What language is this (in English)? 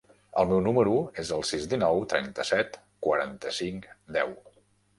Catalan